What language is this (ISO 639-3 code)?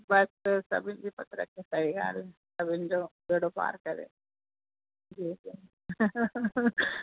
snd